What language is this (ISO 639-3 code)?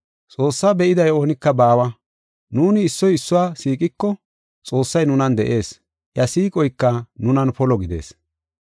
gof